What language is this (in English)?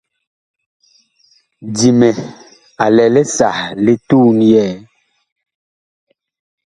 Bakoko